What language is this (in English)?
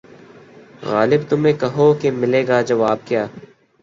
Urdu